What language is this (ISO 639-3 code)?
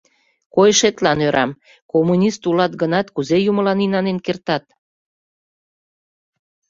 chm